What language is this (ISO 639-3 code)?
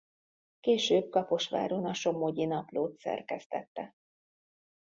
hun